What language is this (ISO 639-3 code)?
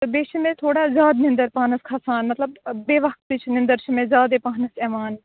kas